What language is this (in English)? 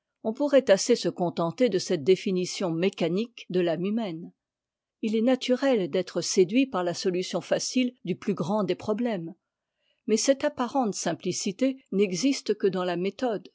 French